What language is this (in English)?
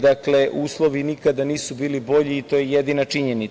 Serbian